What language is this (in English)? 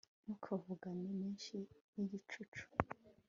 Kinyarwanda